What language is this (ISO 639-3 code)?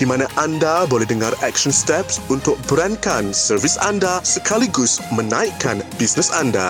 msa